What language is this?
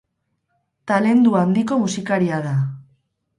Basque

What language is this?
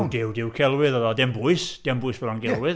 Welsh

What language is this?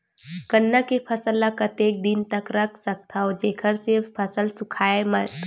Chhattisgarhi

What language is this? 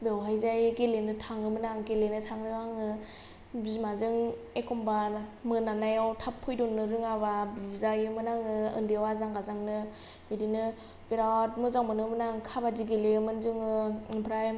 Bodo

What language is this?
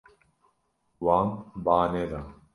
Kurdish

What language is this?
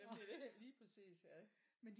Danish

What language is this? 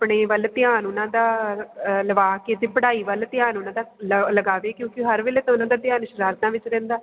Punjabi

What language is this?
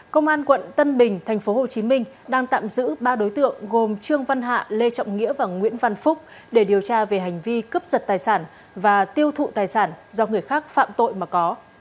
Vietnamese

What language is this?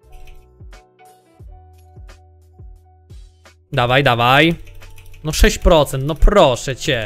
Polish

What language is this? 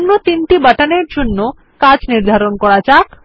Bangla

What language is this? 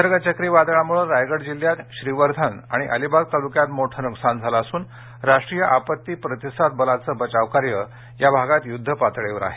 Marathi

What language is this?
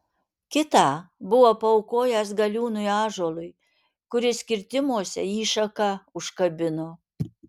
Lithuanian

